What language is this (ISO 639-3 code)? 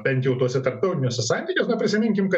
lit